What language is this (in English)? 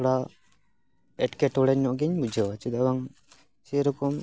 Santali